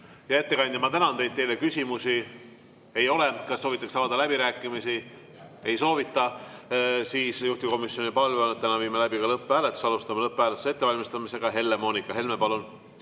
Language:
Estonian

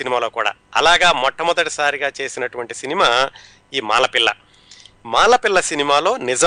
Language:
Telugu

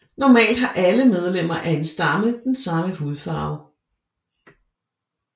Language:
Danish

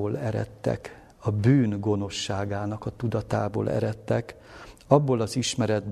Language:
Hungarian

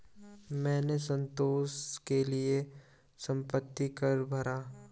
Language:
Hindi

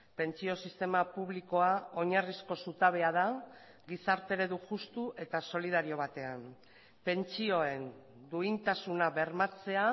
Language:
Basque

